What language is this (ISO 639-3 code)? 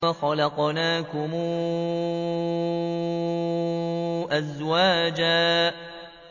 ara